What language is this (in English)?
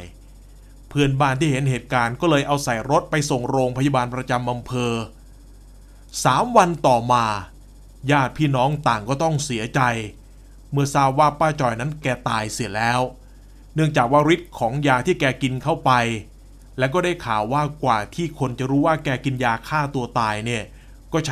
Thai